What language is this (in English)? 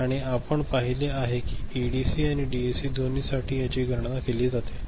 Marathi